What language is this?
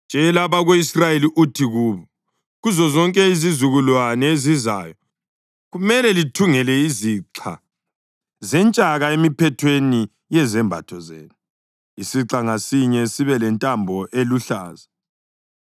North Ndebele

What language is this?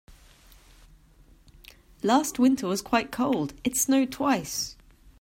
English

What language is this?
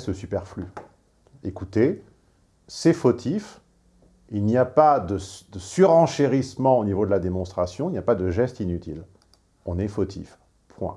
French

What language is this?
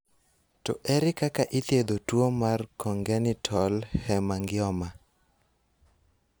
Luo (Kenya and Tanzania)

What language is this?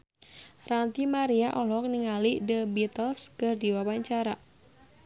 Sundanese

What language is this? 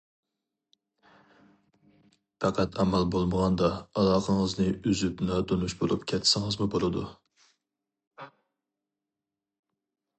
Uyghur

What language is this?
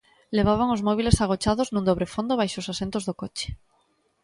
Galician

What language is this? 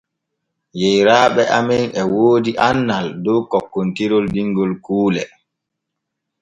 Borgu Fulfulde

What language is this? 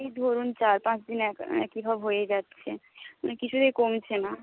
Bangla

